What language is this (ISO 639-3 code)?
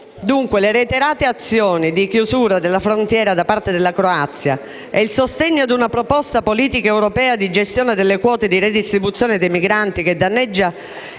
ita